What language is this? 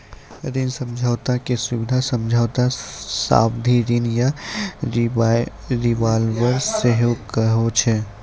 Maithili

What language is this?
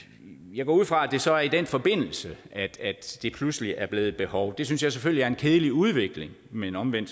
Danish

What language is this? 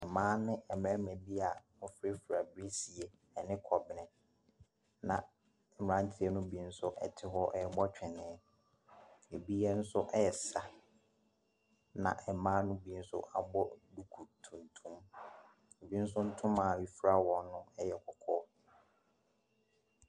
Akan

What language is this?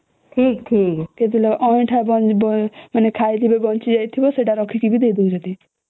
Odia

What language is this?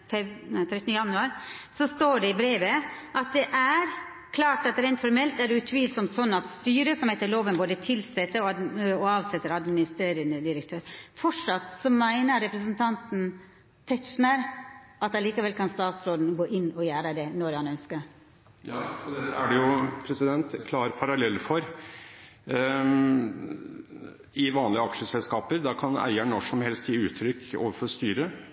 Norwegian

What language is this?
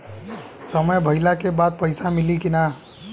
Bhojpuri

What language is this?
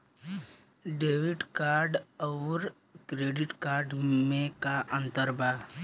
Bhojpuri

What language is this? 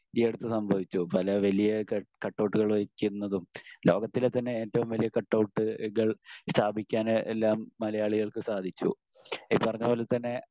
Malayalam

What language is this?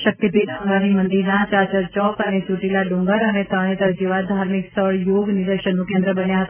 Gujarati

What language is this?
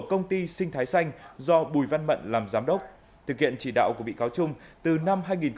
Vietnamese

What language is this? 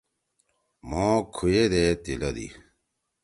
Torwali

